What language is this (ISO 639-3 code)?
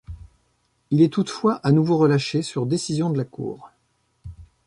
fra